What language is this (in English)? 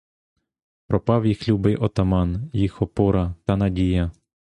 Ukrainian